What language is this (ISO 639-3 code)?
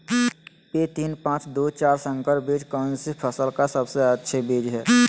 mag